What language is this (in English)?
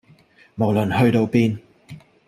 Cantonese